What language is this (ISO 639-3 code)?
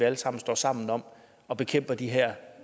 dan